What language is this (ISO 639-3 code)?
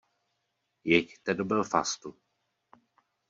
ces